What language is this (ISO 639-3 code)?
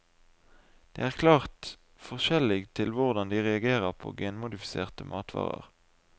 nor